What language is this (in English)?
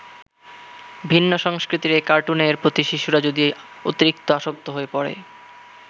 Bangla